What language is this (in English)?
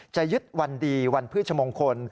Thai